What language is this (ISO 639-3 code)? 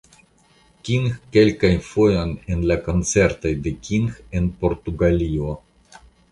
epo